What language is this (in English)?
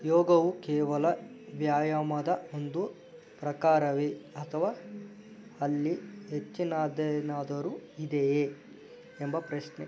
Kannada